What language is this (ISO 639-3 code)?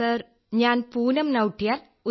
mal